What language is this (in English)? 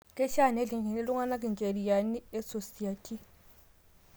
Masai